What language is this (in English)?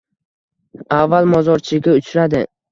Uzbek